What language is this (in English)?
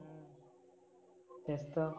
Marathi